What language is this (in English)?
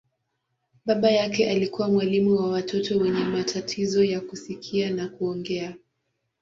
Swahili